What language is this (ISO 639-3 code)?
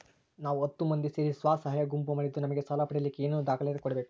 kan